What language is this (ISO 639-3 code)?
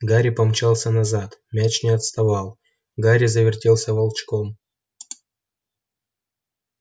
rus